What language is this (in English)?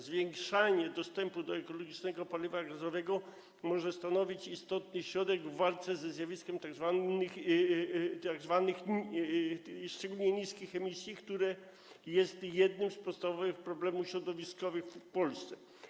Polish